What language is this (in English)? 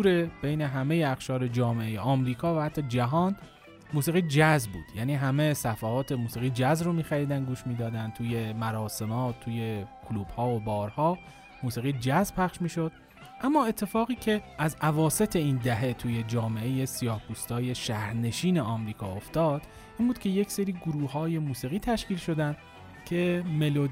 Persian